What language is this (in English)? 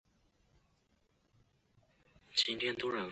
Chinese